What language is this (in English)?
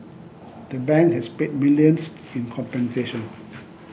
English